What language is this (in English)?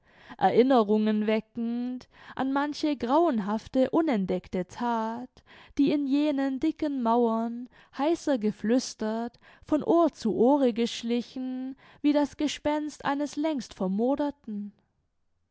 German